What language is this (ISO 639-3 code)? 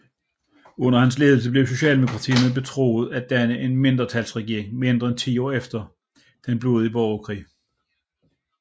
dan